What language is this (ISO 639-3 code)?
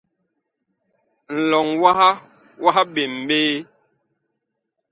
bkh